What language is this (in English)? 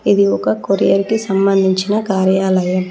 Telugu